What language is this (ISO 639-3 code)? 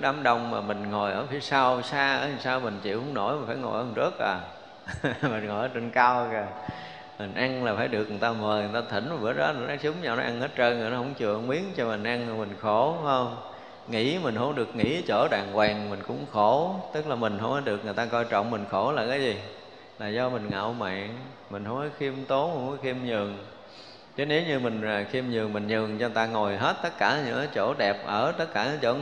vie